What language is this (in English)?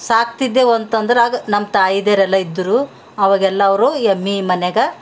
Kannada